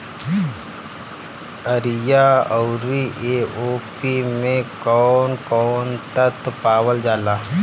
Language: Bhojpuri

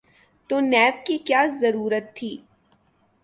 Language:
Urdu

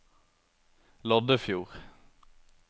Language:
Norwegian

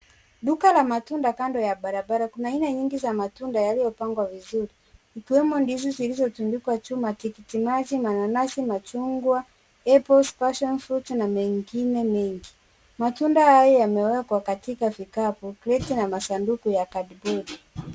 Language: Swahili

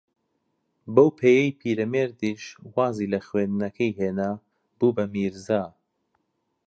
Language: Central Kurdish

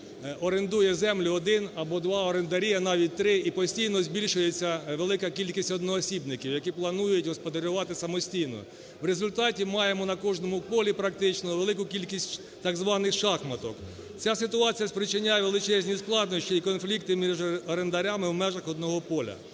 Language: Ukrainian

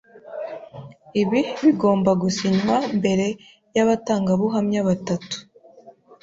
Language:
Kinyarwanda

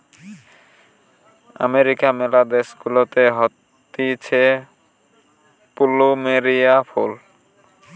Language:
Bangla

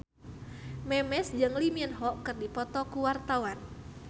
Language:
Sundanese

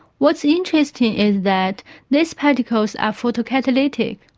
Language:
English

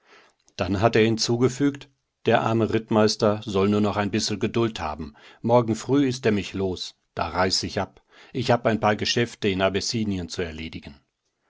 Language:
German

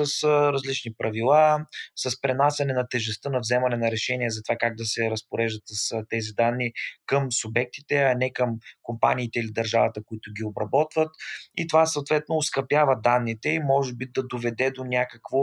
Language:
Bulgarian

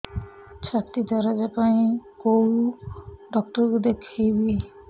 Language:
Odia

